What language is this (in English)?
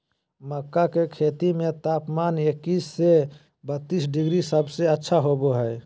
Magahi